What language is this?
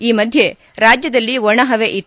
Kannada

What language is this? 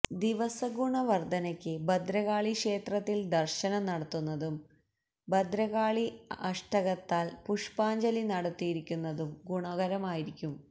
Malayalam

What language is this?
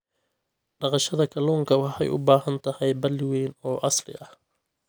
Somali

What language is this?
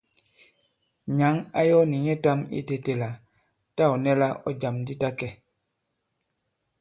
Bankon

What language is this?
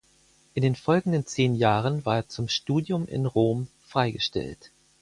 German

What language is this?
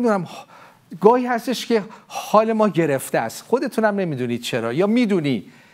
Persian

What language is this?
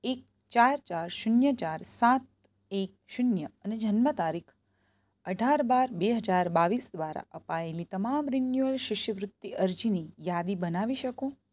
Gujarati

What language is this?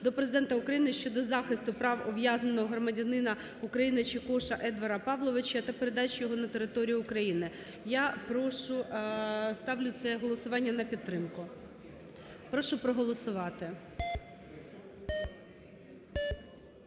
Ukrainian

